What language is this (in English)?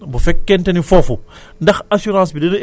Wolof